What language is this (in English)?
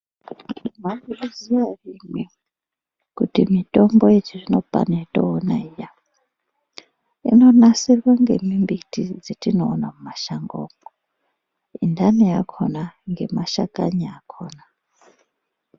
Ndau